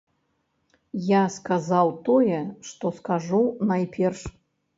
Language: Belarusian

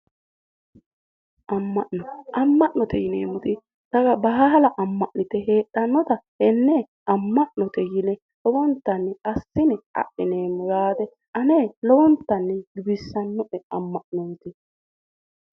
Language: Sidamo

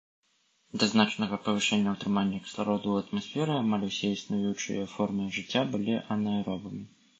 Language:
Belarusian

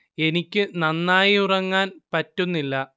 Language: Malayalam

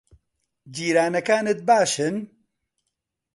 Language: Central Kurdish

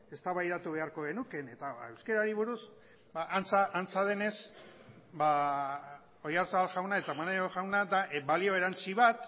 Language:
Basque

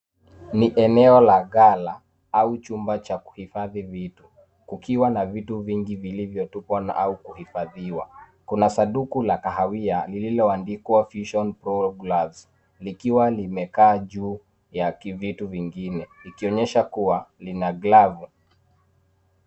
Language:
Swahili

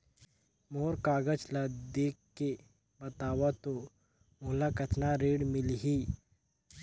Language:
Chhattisgarhi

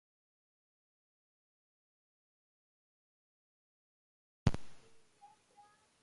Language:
Welsh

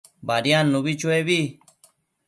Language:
Matsés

